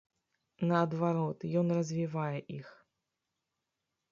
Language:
Belarusian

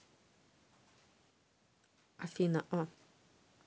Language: Russian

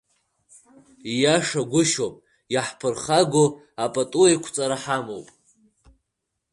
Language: Abkhazian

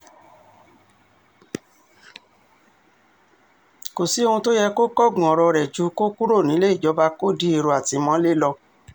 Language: Yoruba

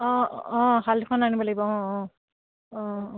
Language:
Assamese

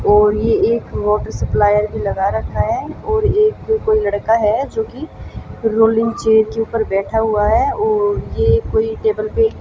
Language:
Hindi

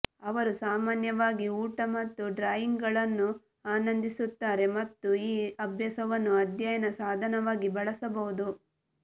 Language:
Kannada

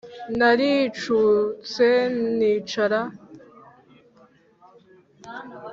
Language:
Kinyarwanda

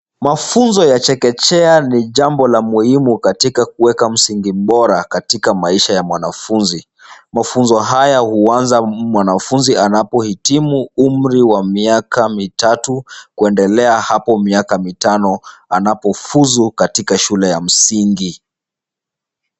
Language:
Swahili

